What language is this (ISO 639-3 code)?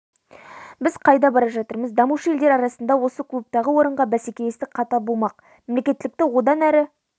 kaz